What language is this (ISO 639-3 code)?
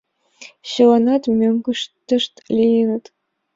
chm